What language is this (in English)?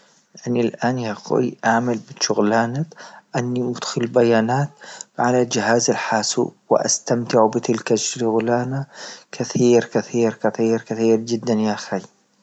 Libyan Arabic